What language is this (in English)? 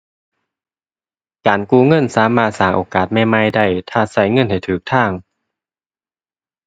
Thai